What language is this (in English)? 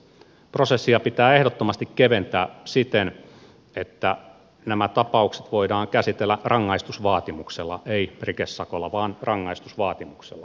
Finnish